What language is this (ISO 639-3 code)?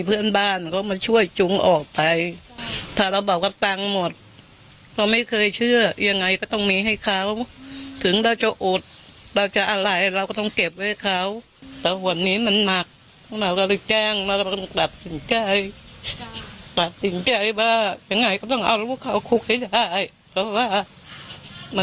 tha